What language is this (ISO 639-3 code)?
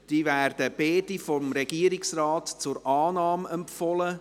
gsw